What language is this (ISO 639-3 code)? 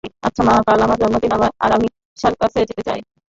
ben